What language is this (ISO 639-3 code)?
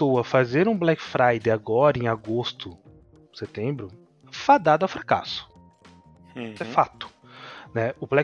por